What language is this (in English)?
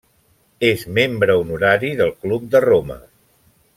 Catalan